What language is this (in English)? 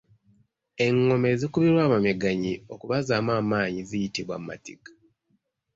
Ganda